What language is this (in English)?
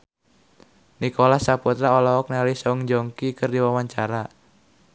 Sundanese